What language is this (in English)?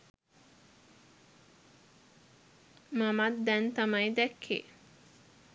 Sinhala